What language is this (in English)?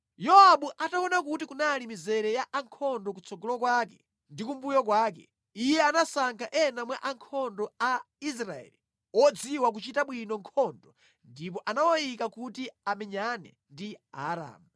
Nyanja